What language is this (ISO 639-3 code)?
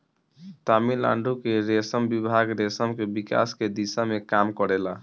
bho